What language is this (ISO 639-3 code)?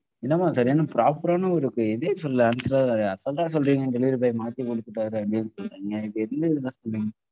tam